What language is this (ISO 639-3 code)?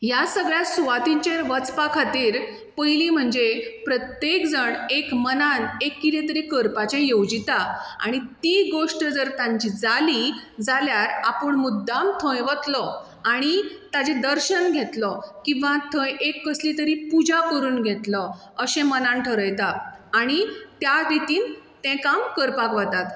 kok